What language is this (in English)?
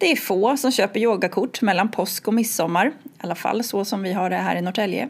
Swedish